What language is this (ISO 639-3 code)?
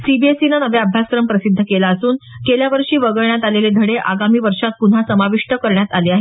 mar